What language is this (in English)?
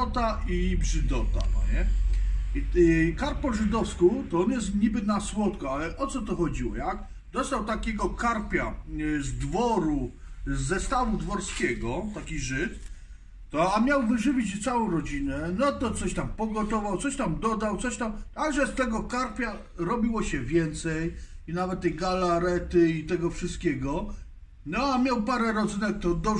Polish